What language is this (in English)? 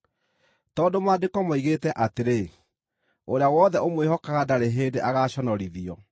Kikuyu